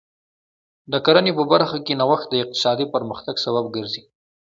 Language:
Pashto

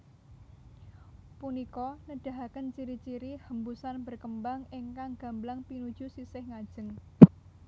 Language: Javanese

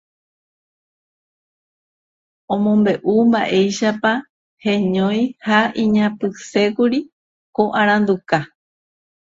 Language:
Guarani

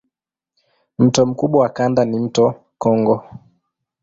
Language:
Swahili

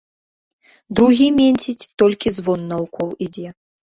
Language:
Belarusian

